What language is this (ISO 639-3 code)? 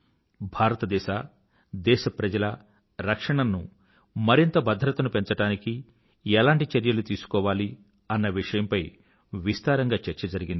tel